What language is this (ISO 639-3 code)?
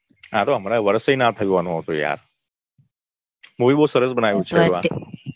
guj